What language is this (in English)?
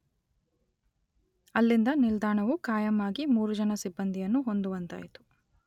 Kannada